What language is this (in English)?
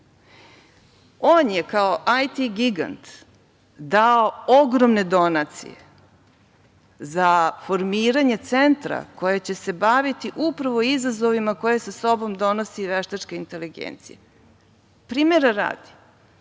Serbian